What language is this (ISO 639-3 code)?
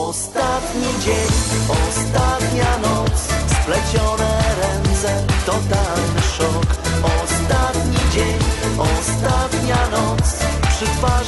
bul